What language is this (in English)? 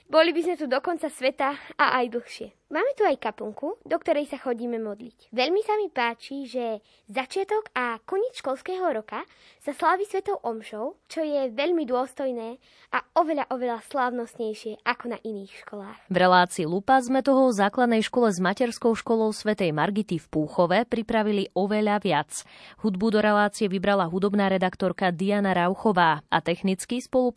Slovak